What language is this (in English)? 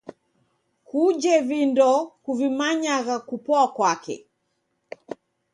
Taita